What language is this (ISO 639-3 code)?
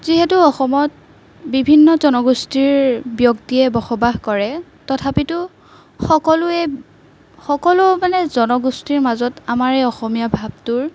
asm